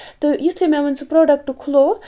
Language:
Kashmiri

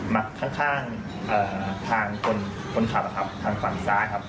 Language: Thai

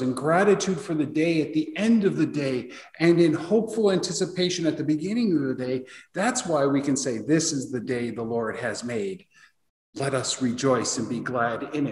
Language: English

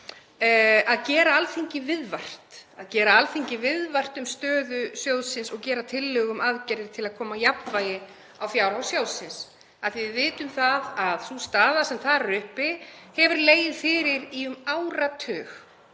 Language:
Icelandic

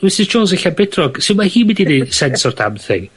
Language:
Welsh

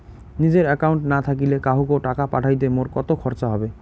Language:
Bangla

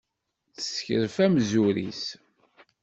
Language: Kabyle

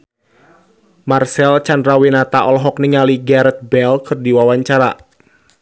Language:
Sundanese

